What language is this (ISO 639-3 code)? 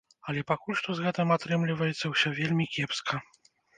bel